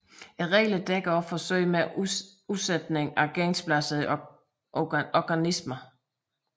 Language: Danish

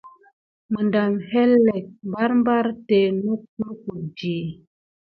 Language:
Gidar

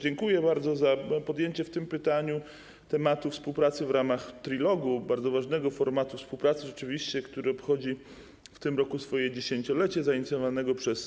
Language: Polish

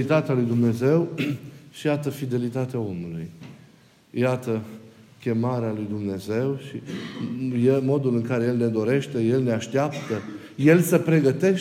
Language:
Romanian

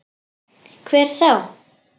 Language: Icelandic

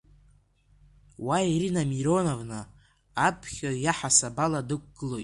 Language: Abkhazian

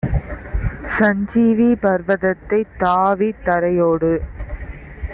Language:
Tamil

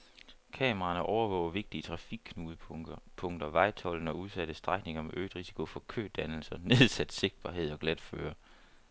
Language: Danish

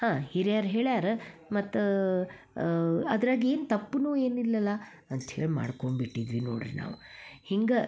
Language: Kannada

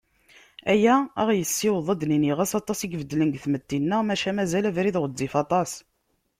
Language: Kabyle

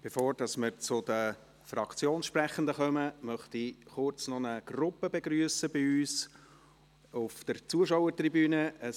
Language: Swiss German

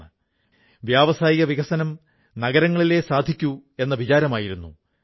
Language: Malayalam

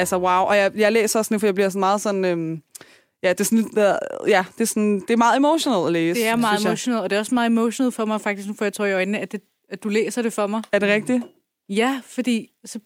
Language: Danish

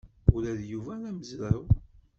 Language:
Kabyle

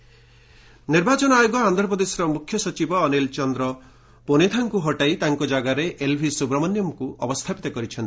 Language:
Odia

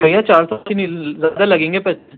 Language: Urdu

